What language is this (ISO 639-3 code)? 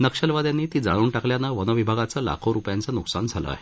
mar